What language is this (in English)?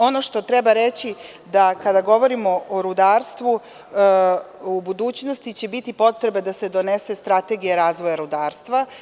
Serbian